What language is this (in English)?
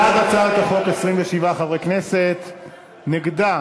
Hebrew